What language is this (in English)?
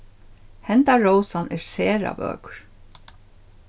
Faroese